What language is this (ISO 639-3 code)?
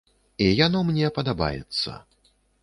bel